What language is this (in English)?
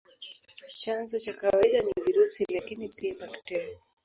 Swahili